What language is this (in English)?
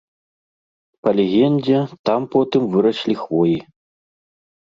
Belarusian